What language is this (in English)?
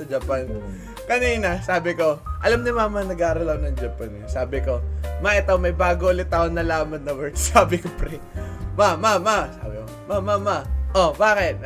Filipino